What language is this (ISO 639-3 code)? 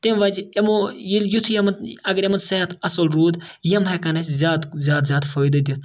kas